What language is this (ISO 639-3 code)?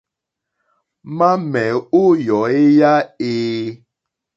bri